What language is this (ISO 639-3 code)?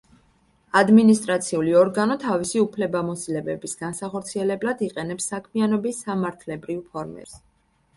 kat